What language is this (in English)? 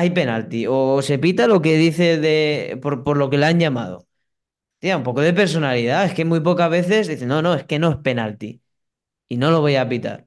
Spanish